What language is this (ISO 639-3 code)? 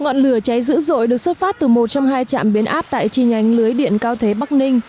vie